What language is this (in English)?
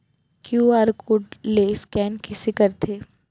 Chhattisgarhi